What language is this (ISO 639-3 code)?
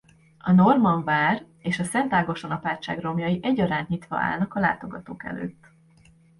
hun